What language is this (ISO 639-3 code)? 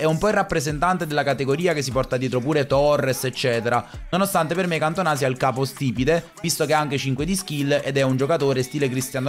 ita